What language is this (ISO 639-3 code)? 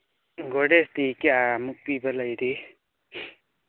mni